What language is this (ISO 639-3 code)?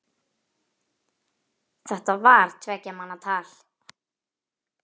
isl